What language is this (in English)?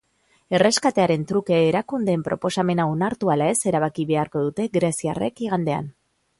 Basque